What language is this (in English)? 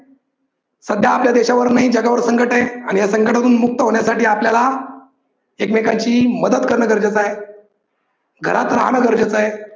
Marathi